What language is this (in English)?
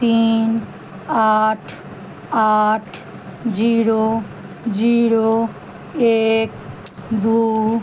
Maithili